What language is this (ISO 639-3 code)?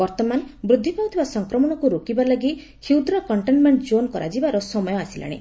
ori